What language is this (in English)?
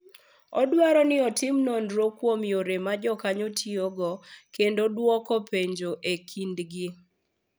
Luo (Kenya and Tanzania)